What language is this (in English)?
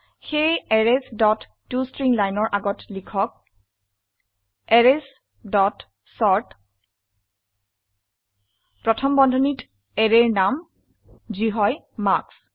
Assamese